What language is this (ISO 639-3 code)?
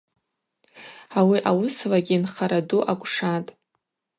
abq